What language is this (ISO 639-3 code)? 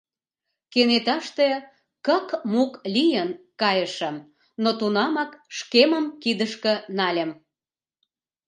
chm